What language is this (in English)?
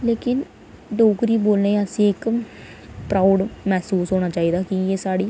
Dogri